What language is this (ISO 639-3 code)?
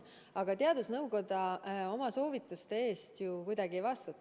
est